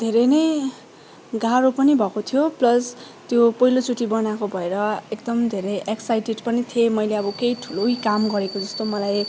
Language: Nepali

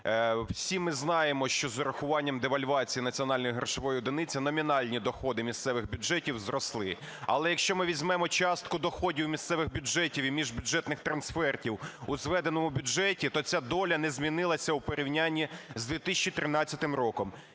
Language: Ukrainian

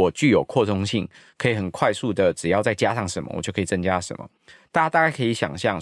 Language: Chinese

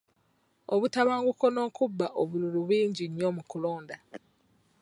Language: Ganda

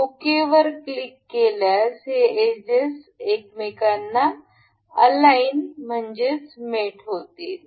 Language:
Marathi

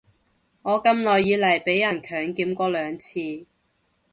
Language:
Cantonese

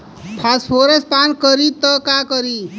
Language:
Bhojpuri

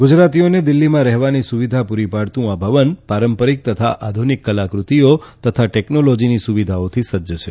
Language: Gujarati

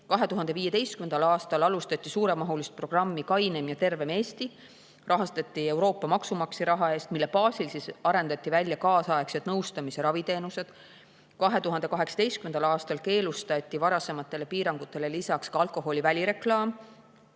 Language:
Estonian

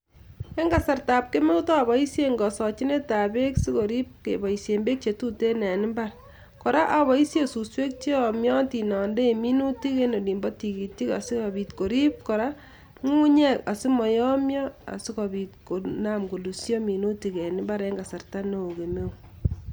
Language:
Kalenjin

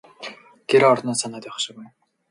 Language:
Mongolian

